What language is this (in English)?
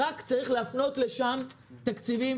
Hebrew